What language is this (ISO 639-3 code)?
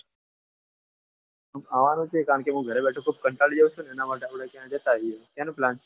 guj